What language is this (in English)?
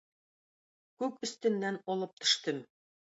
Tatar